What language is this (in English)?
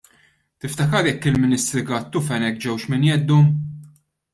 Maltese